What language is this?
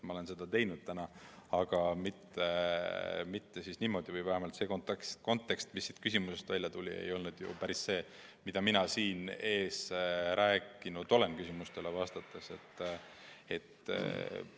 Estonian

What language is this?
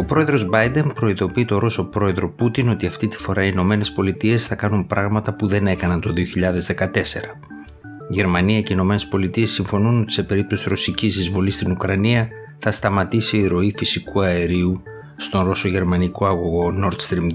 Greek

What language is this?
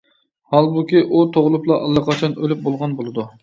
Uyghur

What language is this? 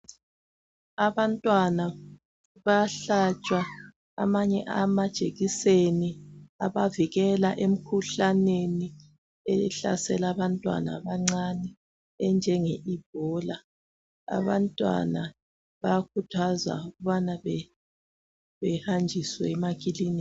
North Ndebele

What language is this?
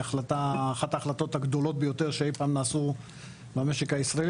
Hebrew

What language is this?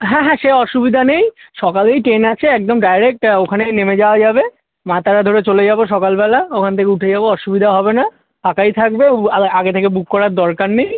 Bangla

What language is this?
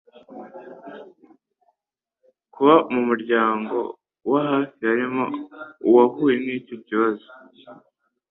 Kinyarwanda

